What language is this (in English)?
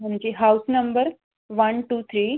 Punjabi